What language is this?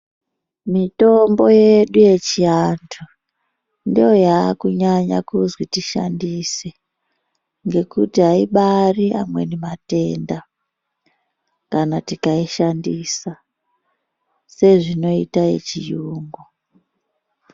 Ndau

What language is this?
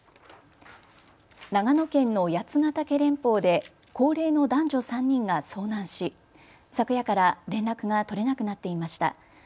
Japanese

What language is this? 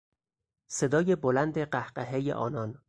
Persian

